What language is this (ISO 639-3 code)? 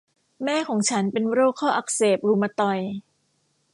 tha